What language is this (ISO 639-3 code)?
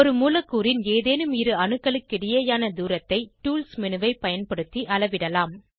tam